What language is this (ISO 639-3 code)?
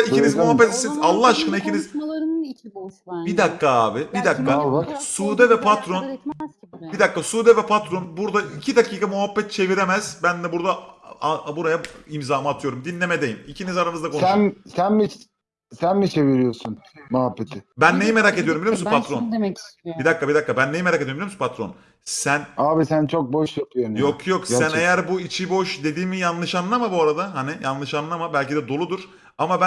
tur